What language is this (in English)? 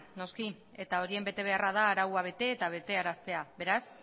Basque